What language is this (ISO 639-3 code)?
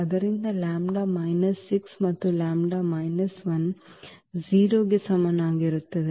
kan